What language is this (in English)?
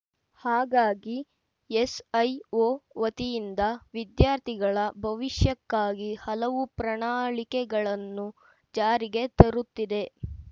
Kannada